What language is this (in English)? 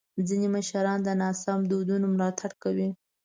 Pashto